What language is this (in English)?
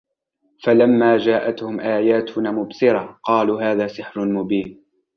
Arabic